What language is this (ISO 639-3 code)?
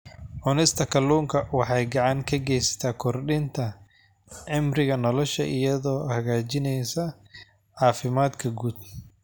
som